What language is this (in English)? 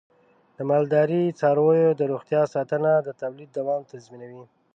Pashto